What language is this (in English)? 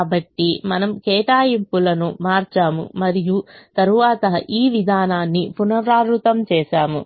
Telugu